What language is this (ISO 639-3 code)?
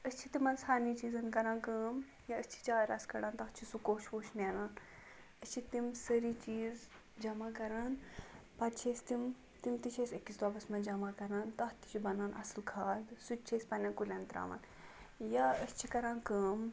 kas